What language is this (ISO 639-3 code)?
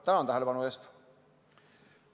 est